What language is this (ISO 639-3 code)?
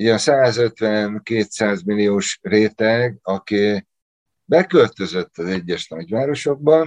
hun